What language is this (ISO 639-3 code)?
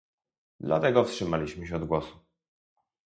pol